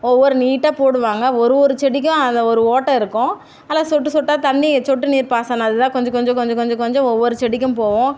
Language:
Tamil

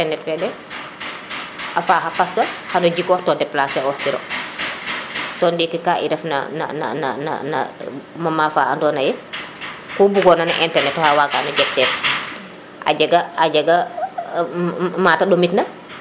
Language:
Serer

